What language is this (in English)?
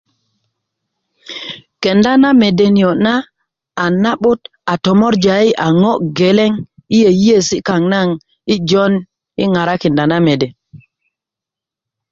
Kuku